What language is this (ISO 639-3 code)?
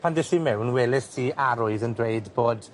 cym